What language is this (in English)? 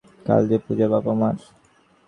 Bangla